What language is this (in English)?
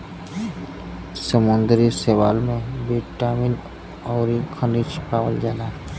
Bhojpuri